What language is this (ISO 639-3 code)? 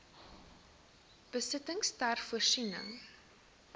afr